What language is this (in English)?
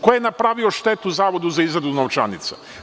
Serbian